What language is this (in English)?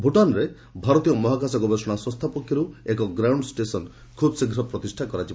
Odia